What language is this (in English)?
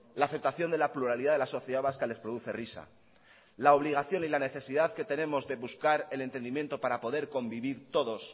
Spanish